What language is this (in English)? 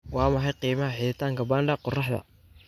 Somali